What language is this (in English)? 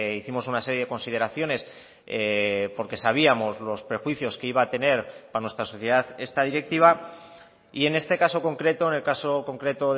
Spanish